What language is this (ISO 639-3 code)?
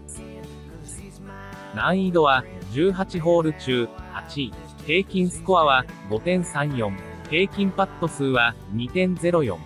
jpn